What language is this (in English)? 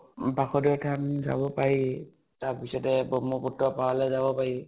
Assamese